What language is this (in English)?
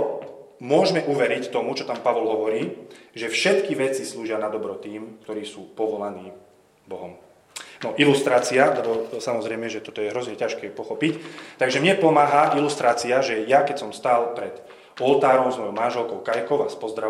Slovak